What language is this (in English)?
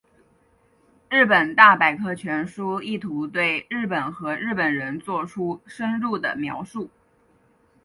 Chinese